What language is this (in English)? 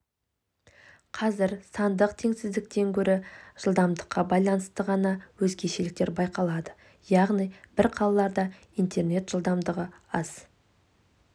Kazakh